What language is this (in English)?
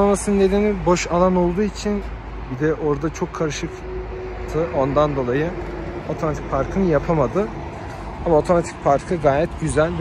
Turkish